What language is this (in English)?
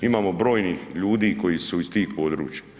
Croatian